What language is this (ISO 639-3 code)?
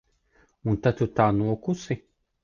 lav